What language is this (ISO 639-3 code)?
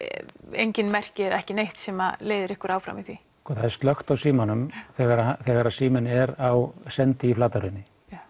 isl